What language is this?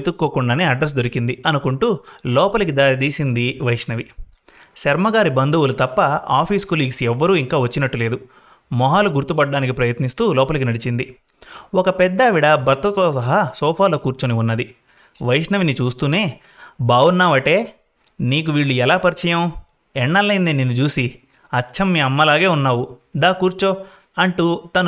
Telugu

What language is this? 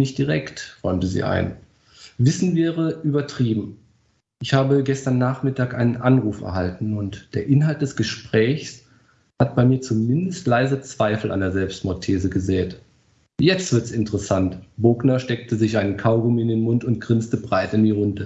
German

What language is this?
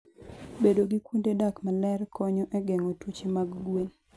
Luo (Kenya and Tanzania)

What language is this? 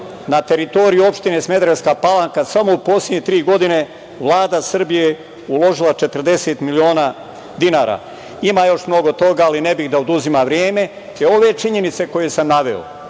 Serbian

